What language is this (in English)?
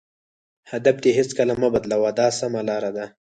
Pashto